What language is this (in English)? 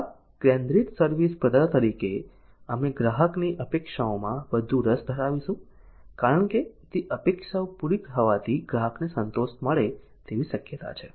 Gujarati